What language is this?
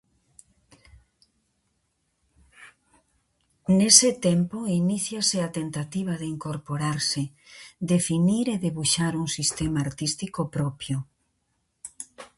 Galician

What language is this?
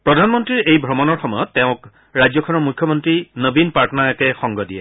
Assamese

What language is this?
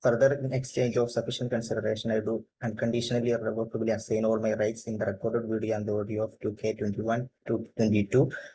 Malayalam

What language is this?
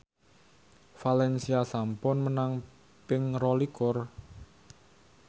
Javanese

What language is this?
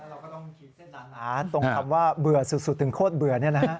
Thai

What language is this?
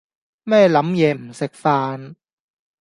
Cantonese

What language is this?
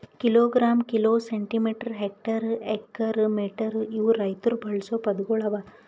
Kannada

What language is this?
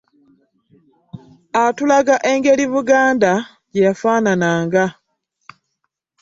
Ganda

